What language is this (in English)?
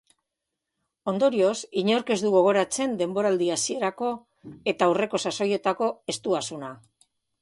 Basque